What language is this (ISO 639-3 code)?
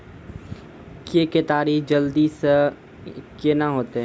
mai